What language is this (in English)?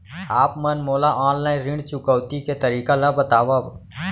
Chhattisgarhi